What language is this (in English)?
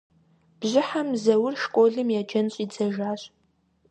Kabardian